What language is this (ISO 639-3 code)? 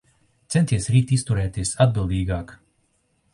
lav